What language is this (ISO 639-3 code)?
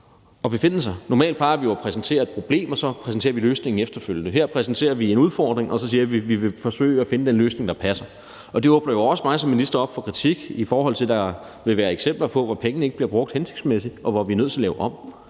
dan